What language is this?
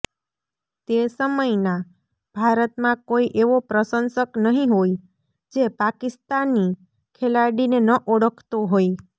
Gujarati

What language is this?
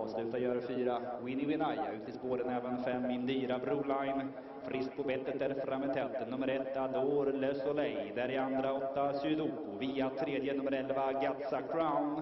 Swedish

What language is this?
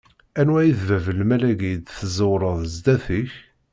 Kabyle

